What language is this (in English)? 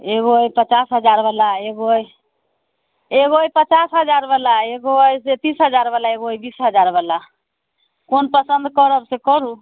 Maithili